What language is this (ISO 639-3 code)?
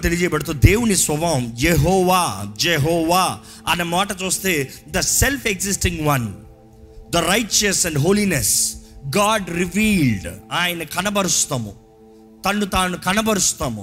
tel